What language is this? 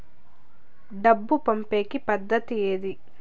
Telugu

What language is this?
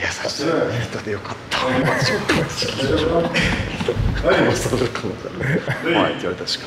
Japanese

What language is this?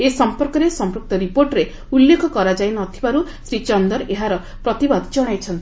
Odia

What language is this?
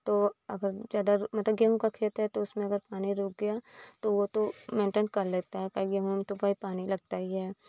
Hindi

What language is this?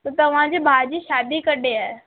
Sindhi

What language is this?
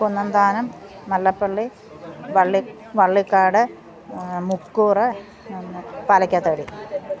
Malayalam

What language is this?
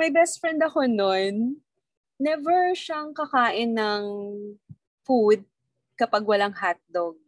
Filipino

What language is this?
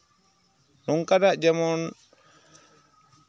Santali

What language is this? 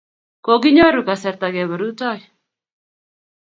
Kalenjin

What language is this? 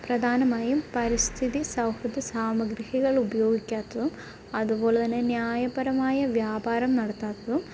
Malayalam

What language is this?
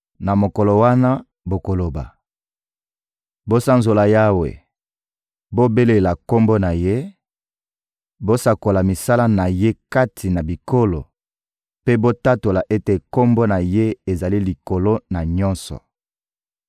Lingala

